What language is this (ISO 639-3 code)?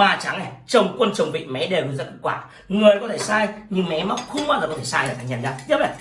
vie